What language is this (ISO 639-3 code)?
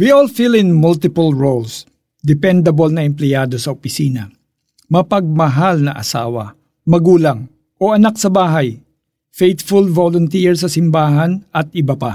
fil